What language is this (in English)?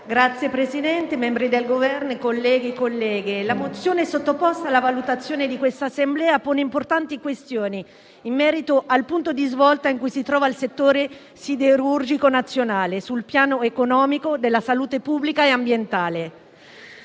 Italian